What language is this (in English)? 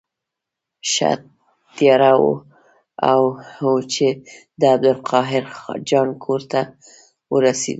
Pashto